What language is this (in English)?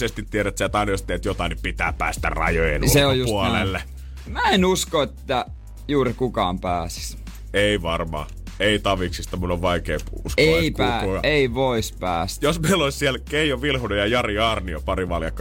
Finnish